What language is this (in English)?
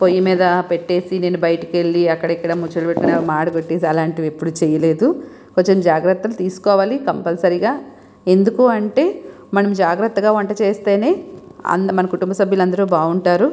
Telugu